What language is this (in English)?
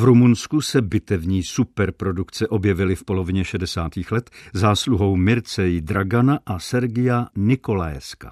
Czech